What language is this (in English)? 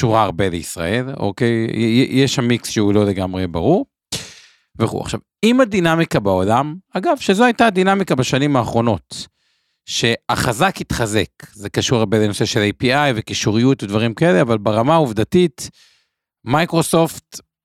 Hebrew